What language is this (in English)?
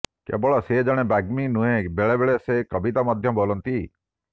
Odia